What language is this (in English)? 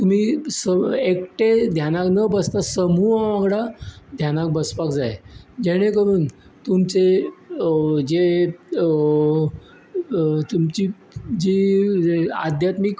Konkani